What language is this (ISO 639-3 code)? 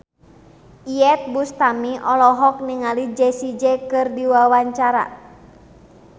sun